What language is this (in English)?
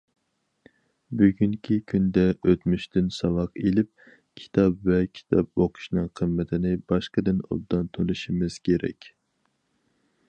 Uyghur